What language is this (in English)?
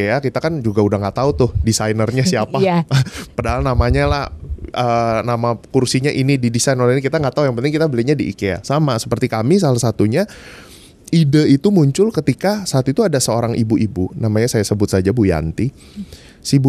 Indonesian